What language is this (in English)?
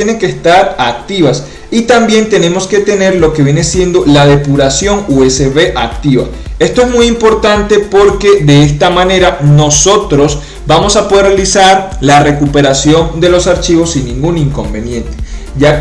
Spanish